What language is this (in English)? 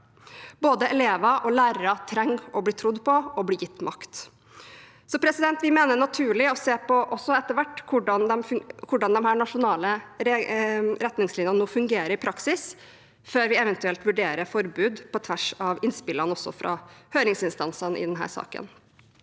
Norwegian